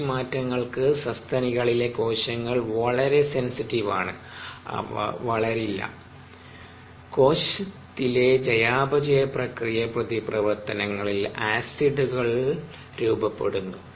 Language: Malayalam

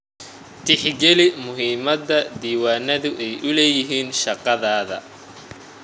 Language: Somali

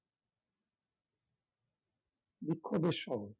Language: Bangla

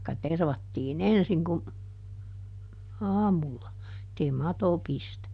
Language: Finnish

